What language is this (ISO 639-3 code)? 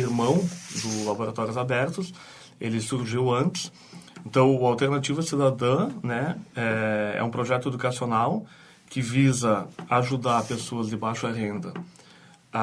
por